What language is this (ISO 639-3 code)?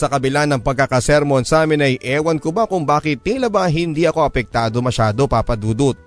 fil